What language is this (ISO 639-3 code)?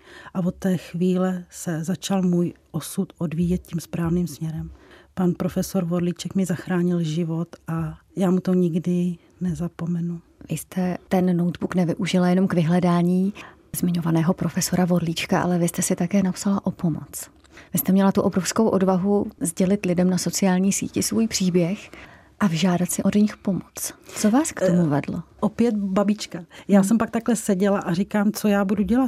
ces